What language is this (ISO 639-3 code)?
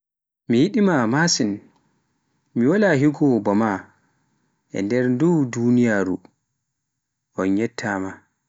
fuf